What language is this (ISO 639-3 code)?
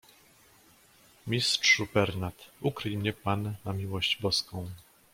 pol